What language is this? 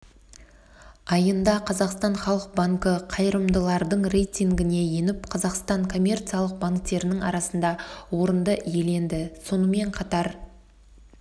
Kazakh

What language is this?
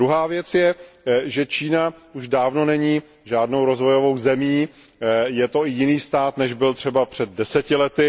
Czech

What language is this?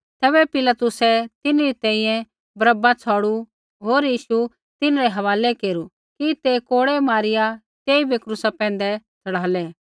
Kullu Pahari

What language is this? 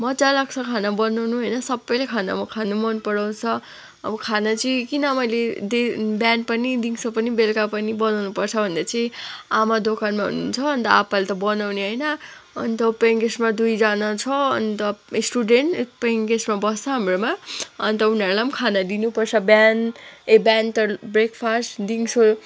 Nepali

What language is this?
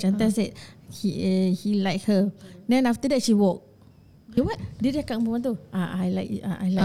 Malay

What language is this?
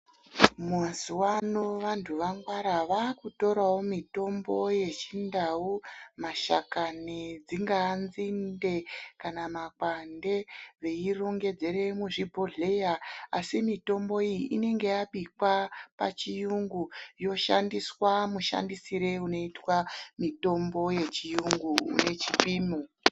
Ndau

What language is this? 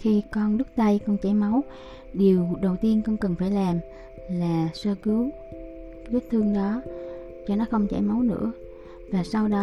Vietnamese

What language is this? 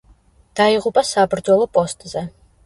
Georgian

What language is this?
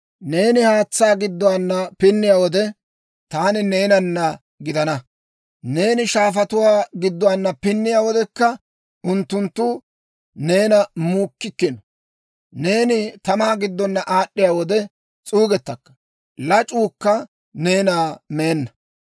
Dawro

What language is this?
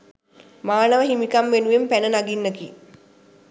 Sinhala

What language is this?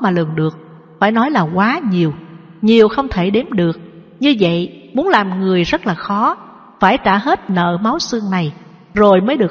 Vietnamese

